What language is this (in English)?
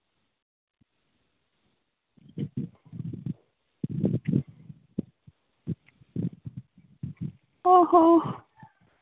Santali